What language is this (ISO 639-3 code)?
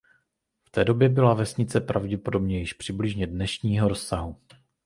ces